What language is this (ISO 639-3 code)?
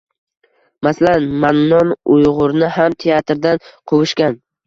uzb